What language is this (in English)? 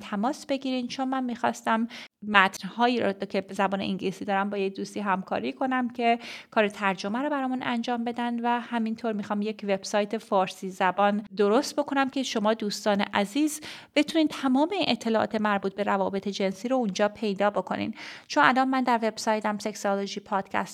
Persian